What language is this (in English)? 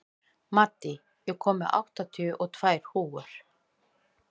Icelandic